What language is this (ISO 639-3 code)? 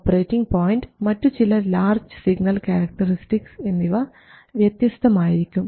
mal